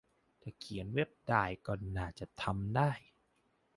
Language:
Thai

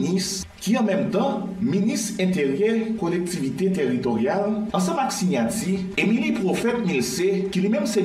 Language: French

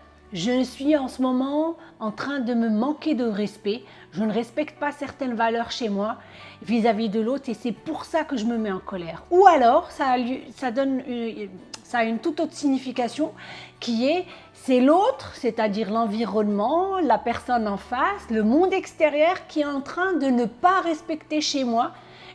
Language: French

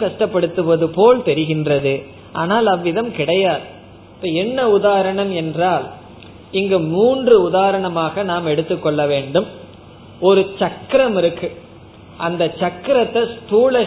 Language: Tamil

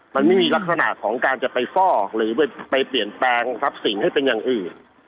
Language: Thai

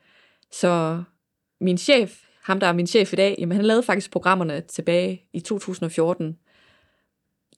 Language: Danish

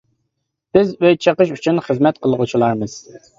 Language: Uyghur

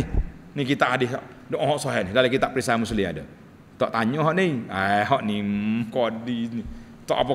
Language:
Malay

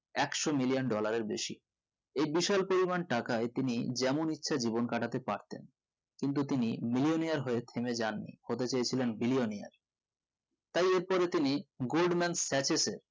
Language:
Bangla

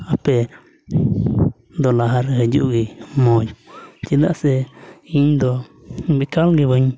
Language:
Santali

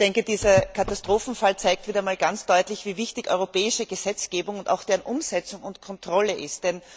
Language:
German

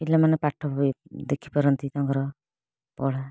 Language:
Odia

